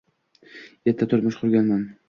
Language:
Uzbek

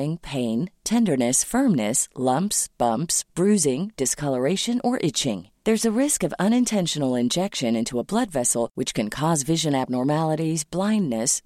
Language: Filipino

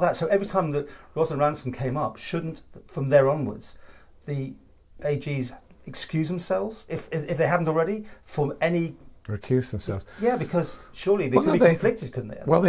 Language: English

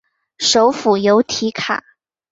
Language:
Chinese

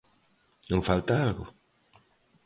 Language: Galician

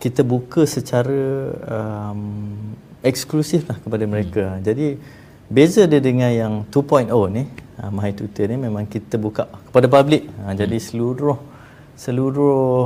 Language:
Malay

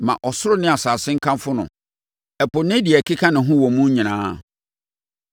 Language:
Akan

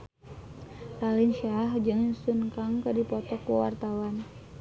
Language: Sundanese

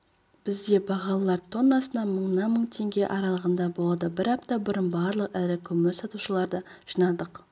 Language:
Kazakh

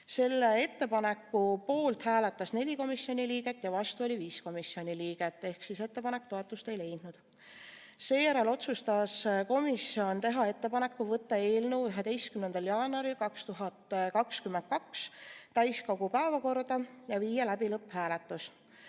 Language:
Estonian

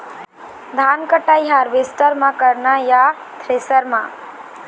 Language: Chhattisgarhi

